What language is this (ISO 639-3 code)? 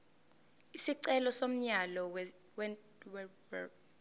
zul